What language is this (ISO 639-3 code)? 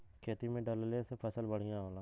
bho